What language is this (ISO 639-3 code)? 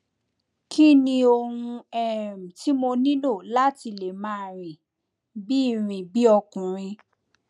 yor